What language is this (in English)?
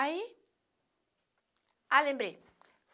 Portuguese